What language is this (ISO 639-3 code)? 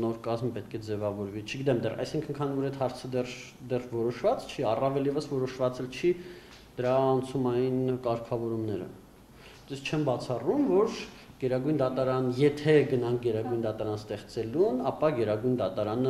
tur